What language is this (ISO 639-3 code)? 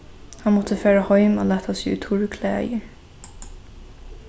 fao